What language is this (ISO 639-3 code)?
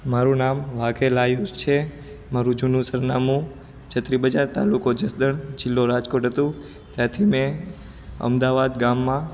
guj